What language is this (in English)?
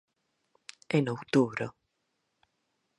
Galician